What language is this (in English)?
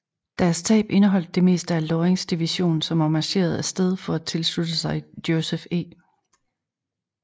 Danish